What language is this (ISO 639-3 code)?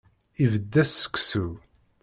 kab